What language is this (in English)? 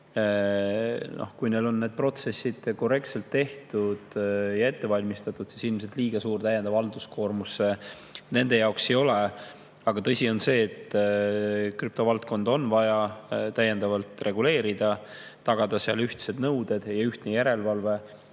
Estonian